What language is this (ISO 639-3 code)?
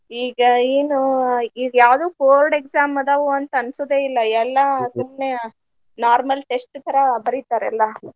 kan